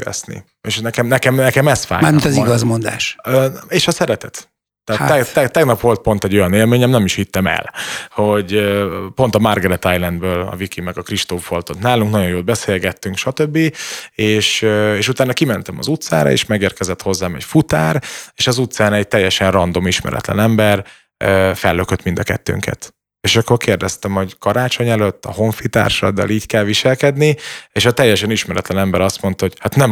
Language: Hungarian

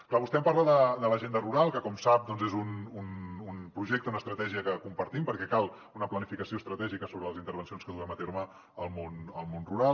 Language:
Catalan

